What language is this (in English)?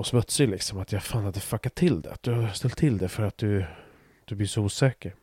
Swedish